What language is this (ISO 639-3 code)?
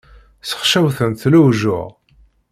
kab